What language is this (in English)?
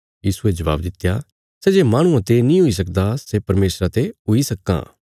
Bilaspuri